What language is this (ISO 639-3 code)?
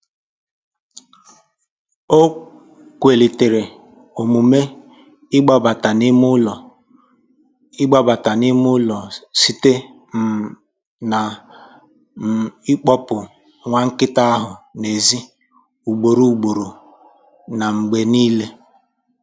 ibo